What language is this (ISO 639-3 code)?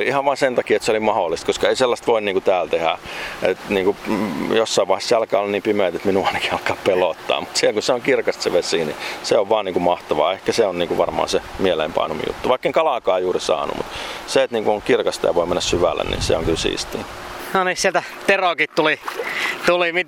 fin